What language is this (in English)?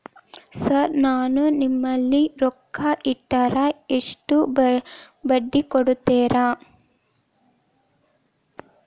Kannada